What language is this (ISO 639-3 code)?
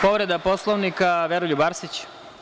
srp